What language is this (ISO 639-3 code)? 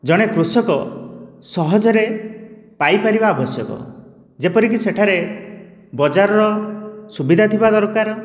ori